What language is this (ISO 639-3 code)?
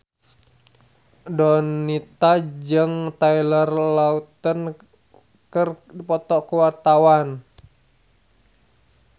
sun